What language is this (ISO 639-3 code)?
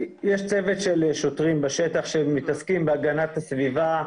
heb